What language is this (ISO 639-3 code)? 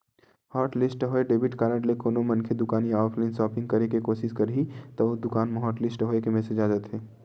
hne